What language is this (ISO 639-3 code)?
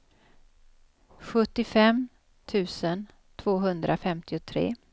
swe